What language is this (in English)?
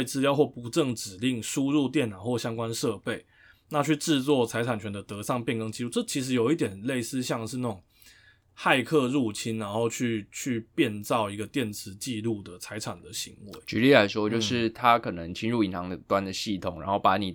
Chinese